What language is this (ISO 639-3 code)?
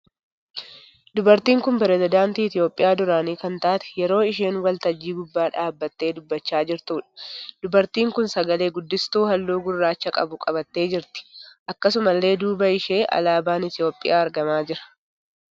orm